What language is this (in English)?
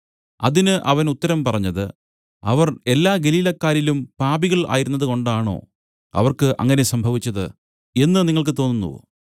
Malayalam